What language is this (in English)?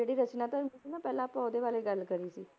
Punjabi